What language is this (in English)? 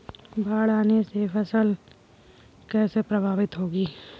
Hindi